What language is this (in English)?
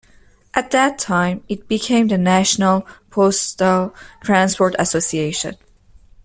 English